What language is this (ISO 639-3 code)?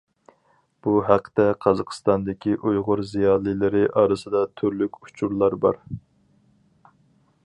uig